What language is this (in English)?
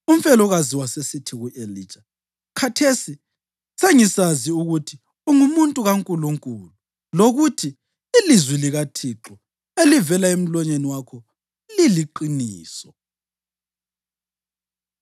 North Ndebele